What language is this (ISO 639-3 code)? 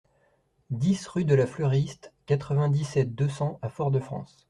fra